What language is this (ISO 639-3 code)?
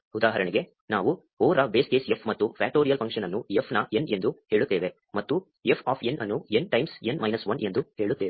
kan